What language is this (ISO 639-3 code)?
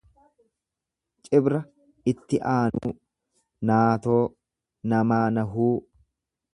orm